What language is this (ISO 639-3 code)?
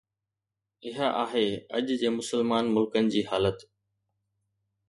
snd